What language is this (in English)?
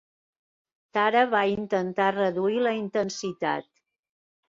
Catalan